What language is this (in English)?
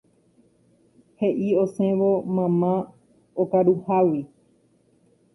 Guarani